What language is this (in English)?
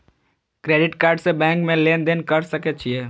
Maithili